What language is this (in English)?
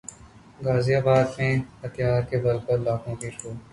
Hindi